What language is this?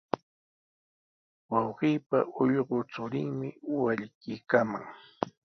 Sihuas Ancash Quechua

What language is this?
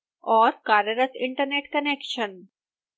Hindi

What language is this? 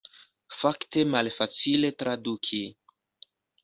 Esperanto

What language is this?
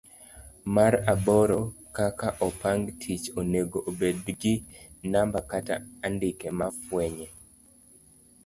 Luo (Kenya and Tanzania)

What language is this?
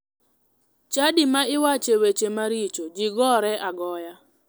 Luo (Kenya and Tanzania)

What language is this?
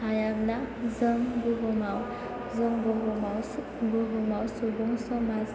Bodo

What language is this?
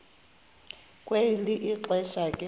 Xhosa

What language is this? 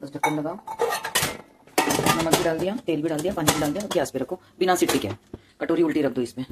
Hindi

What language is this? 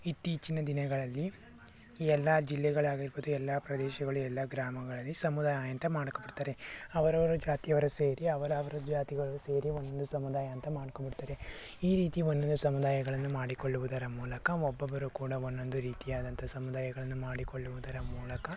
Kannada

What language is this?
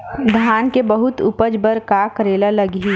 Chhattisgarhi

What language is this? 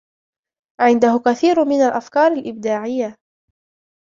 Arabic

